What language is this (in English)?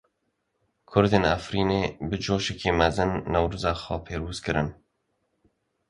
Kurdish